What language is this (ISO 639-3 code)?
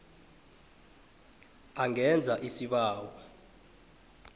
nbl